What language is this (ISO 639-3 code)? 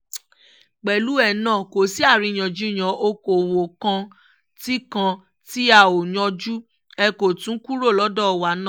yor